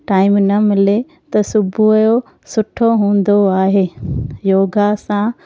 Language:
Sindhi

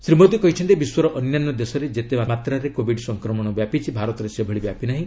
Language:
Odia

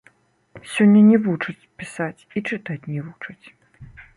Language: Belarusian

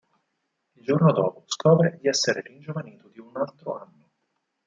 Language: Italian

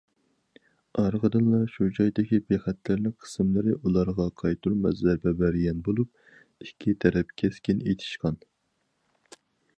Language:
Uyghur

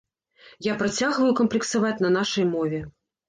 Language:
Belarusian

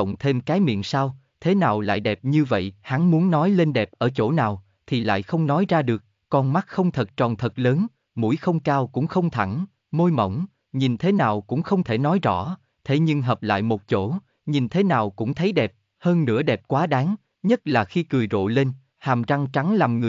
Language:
Vietnamese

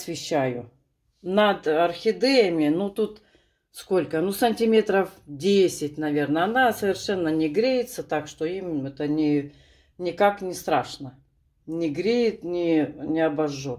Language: Russian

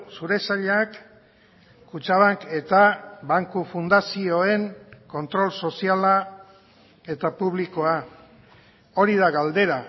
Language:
Basque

